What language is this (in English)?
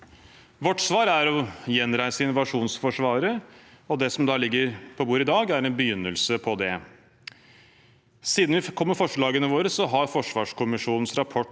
Norwegian